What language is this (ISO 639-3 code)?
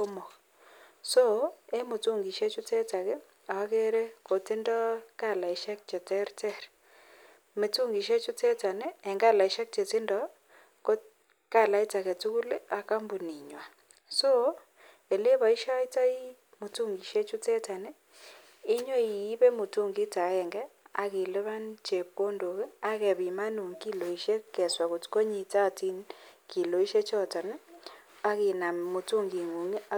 kln